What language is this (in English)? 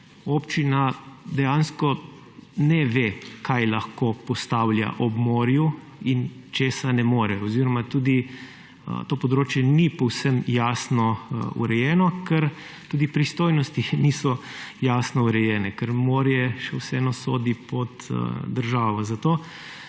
Slovenian